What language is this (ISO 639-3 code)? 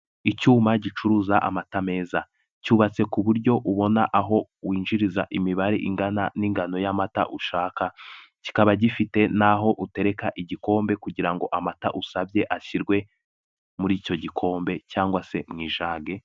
kin